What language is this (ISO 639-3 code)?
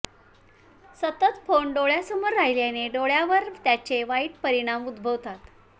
mar